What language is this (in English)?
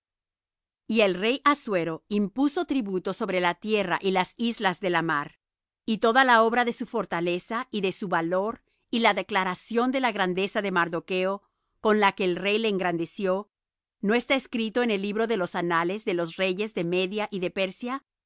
Spanish